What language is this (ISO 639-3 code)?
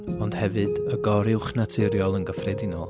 cym